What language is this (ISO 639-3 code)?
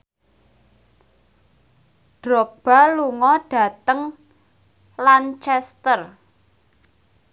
jav